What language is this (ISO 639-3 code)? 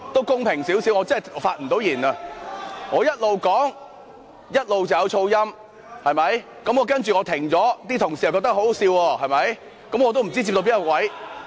yue